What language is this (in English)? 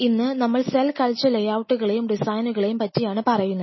Malayalam